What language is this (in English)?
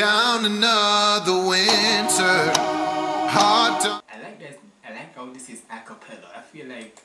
English